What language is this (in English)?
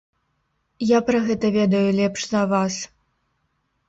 Belarusian